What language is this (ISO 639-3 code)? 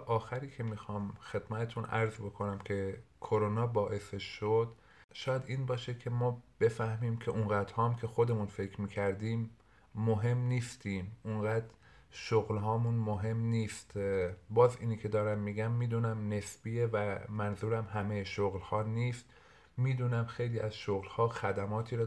fas